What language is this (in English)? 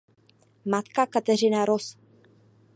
Czech